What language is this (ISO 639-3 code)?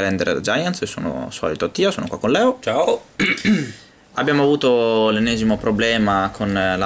ita